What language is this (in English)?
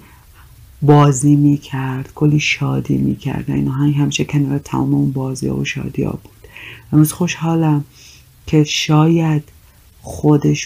Persian